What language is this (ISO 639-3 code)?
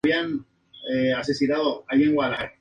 spa